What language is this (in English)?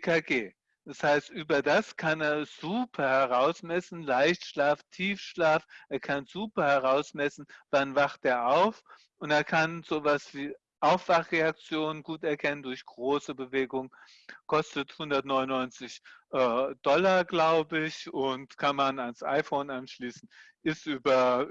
German